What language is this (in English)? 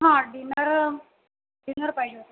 Marathi